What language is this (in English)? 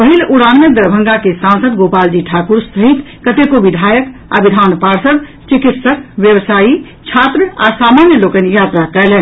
Maithili